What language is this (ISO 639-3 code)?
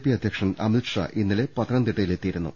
mal